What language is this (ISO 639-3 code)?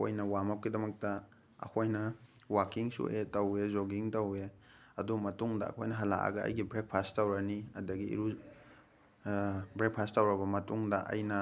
mni